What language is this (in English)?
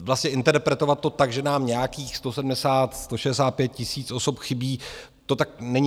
Czech